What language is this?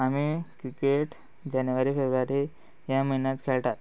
Konkani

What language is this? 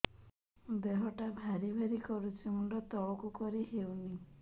Odia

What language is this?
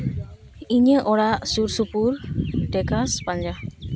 Santali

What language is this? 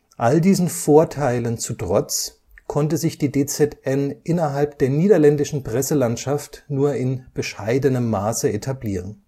German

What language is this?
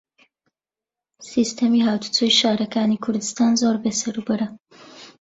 Central Kurdish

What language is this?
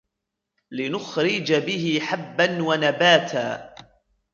Arabic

